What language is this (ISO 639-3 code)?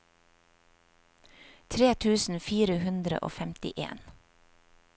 nor